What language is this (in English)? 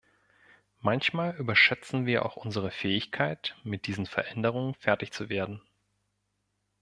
German